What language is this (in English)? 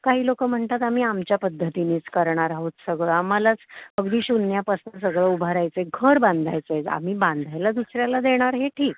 Marathi